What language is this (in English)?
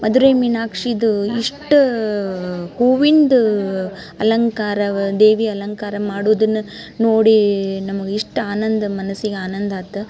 Kannada